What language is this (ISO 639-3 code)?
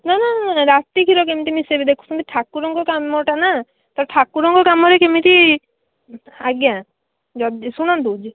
ori